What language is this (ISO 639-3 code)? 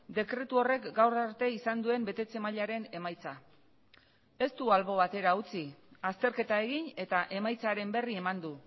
eus